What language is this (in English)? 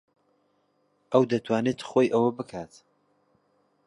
Central Kurdish